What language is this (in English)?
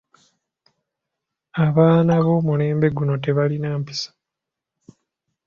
Ganda